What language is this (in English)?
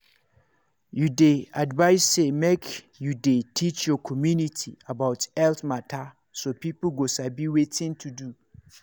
Nigerian Pidgin